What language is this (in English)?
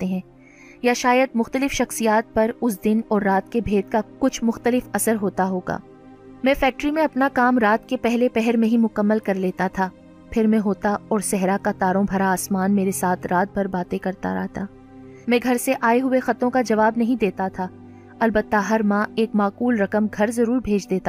Urdu